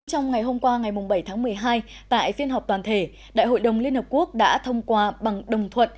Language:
Vietnamese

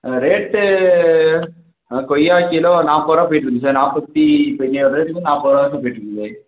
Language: Tamil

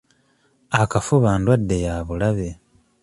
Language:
Ganda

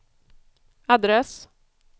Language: Swedish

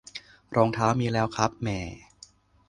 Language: Thai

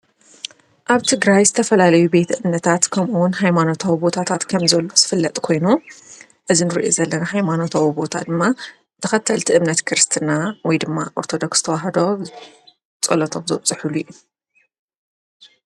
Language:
Tigrinya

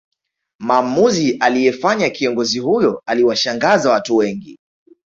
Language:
Swahili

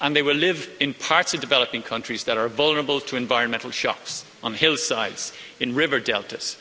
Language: English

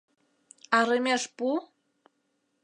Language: Mari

